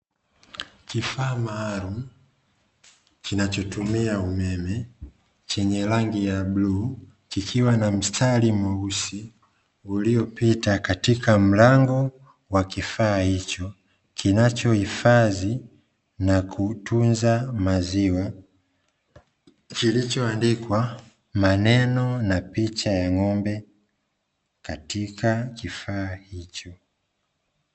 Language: Swahili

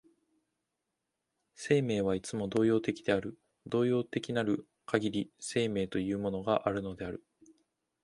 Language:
Japanese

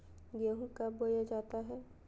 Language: Magahi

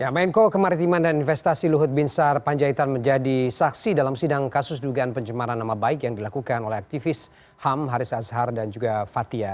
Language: Indonesian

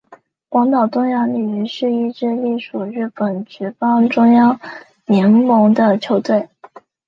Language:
Chinese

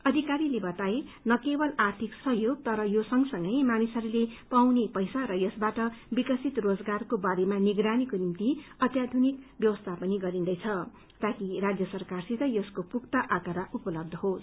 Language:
Nepali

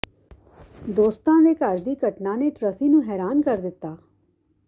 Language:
Punjabi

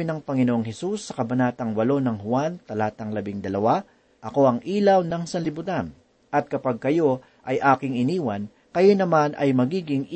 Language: Filipino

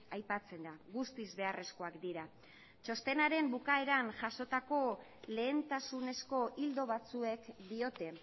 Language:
Basque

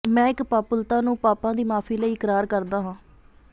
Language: Punjabi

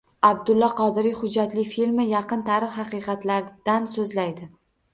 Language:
Uzbek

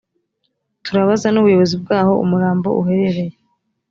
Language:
Kinyarwanda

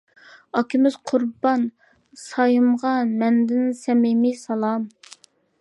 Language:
Uyghur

